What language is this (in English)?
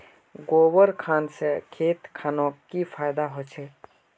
Magahi